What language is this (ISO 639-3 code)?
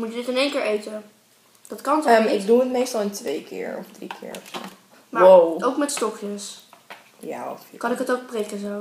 nld